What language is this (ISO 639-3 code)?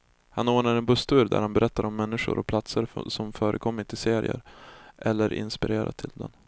swe